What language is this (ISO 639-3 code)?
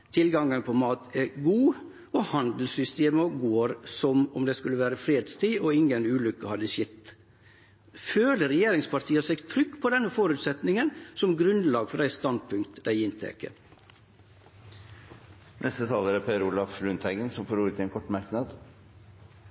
nor